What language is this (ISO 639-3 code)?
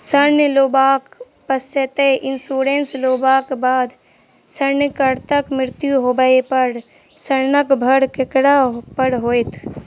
mai